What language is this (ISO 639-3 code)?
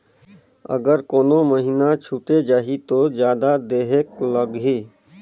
hne